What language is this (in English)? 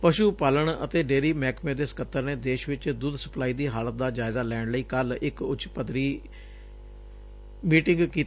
Punjabi